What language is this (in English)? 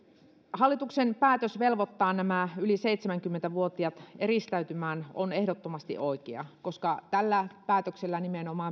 Finnish